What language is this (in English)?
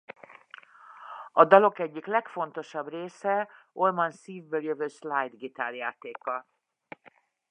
Hungarian